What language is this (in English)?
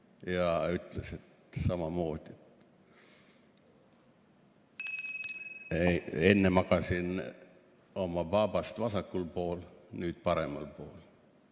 Estonian